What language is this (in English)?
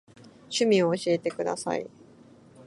Japanese